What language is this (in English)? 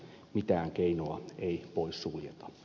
Finnish